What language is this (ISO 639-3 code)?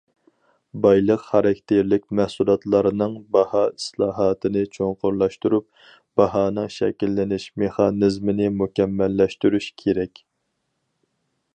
uig